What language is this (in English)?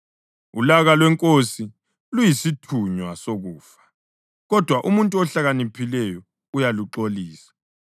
North Ndebele